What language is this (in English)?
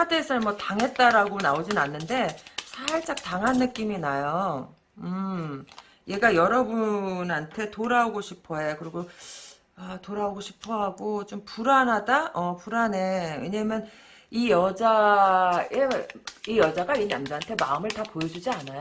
Korean